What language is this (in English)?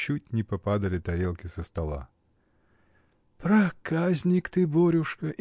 Russian